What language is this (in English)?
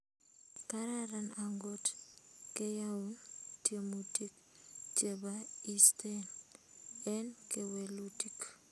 Kalenjin